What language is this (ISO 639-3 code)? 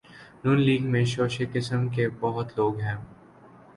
urd